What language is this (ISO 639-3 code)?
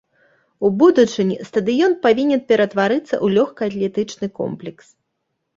bel